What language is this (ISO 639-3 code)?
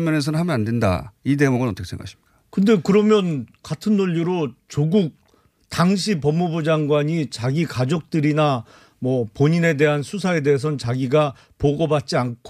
kor